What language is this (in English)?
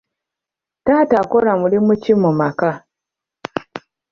Ganda